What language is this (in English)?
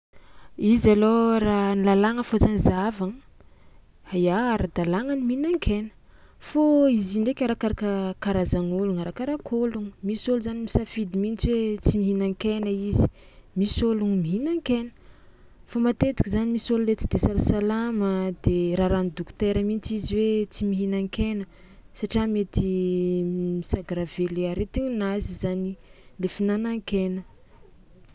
Tsimihety Malagasy